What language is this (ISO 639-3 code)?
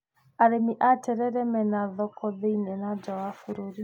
kik